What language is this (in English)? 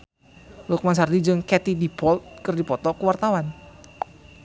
Sundanese